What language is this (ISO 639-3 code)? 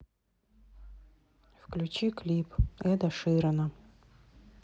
rus